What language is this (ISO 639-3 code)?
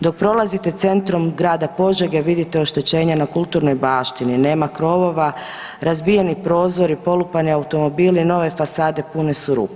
hrv